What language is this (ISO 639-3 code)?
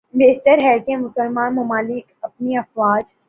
urd